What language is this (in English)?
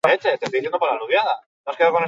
Basque